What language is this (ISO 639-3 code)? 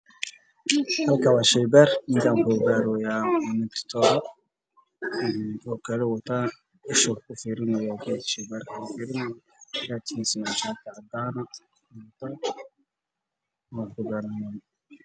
som